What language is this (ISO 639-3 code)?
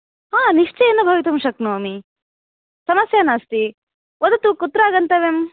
san